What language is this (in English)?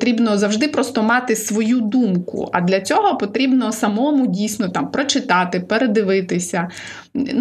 Ukrainian